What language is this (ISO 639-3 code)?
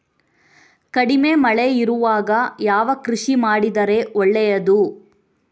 kan